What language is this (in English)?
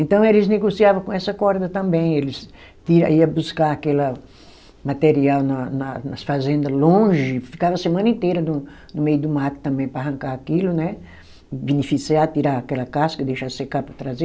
Portuguese